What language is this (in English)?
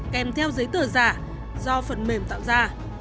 Vietnamese